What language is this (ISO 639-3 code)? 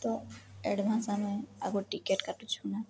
ori